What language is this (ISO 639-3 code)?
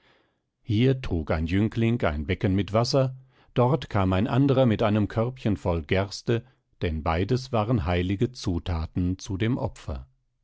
deu